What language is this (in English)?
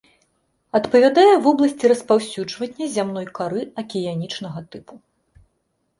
Belarusian